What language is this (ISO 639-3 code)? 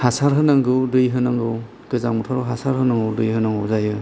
brx